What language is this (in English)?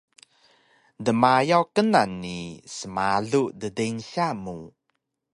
Taroko